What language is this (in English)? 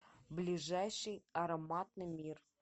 Russian